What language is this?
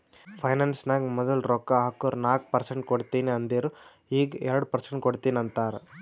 Kannada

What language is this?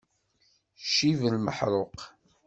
Kabyle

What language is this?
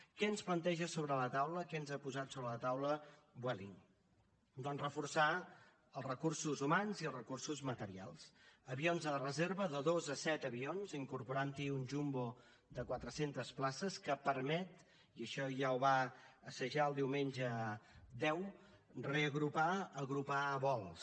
Catalan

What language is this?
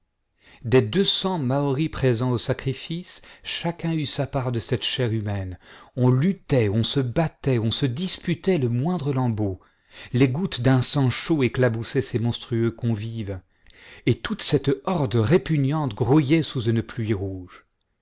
French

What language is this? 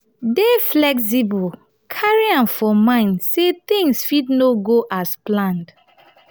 Nigerian Pidgin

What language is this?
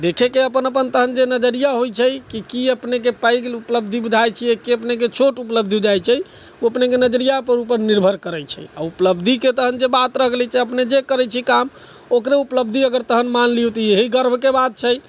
Maithili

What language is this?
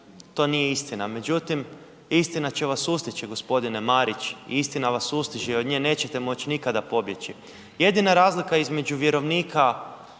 Croatian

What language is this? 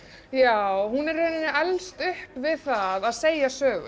Icelandic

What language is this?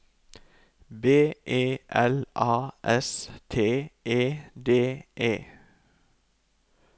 Norwegian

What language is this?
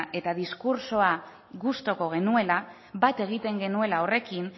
Basque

